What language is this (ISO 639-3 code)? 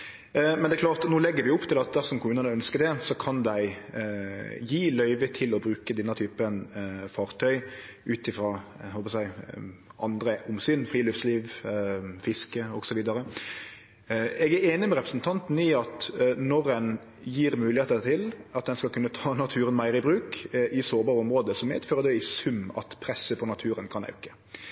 nno